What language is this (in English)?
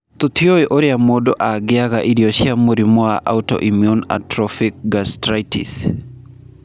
Kikuyu